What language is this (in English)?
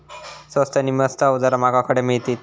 Marathi